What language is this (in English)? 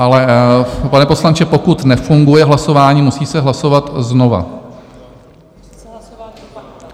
Czech